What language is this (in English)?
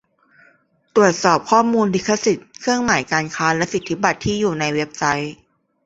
Thai